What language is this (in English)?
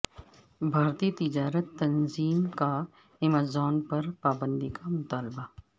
Urdu